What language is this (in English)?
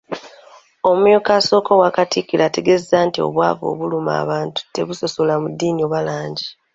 Ganda